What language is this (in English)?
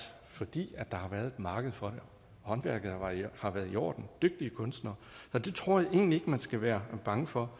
Danish